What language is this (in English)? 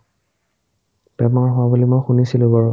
Assamese